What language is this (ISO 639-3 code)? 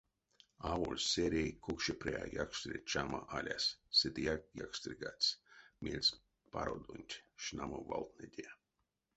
myv